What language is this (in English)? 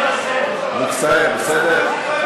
Hebrew